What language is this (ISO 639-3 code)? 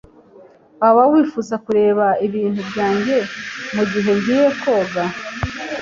kin